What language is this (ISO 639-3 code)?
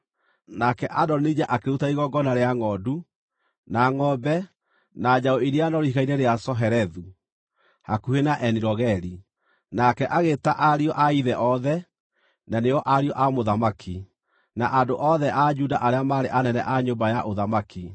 kik